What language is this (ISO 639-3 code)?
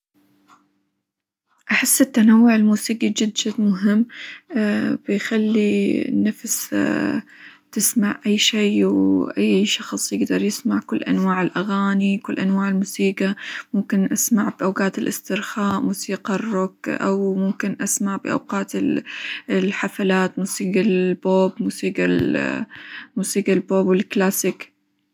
acw